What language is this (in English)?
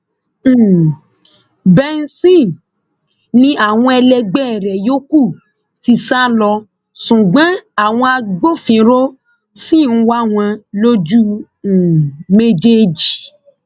Yoruba